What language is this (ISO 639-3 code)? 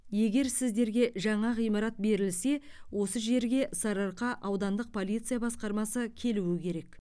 kaz